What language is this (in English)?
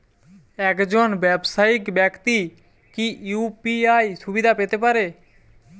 Bangla